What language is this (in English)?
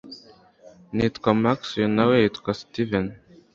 Kinyarwanda